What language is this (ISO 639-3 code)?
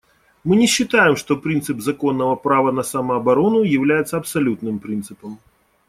rus